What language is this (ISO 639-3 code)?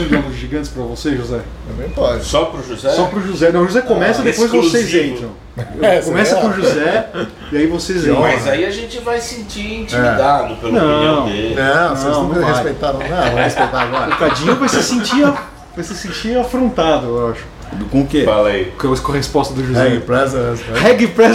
por